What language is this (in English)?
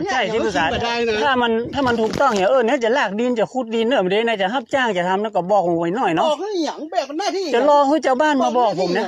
Thai